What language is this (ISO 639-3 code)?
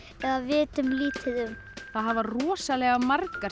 isl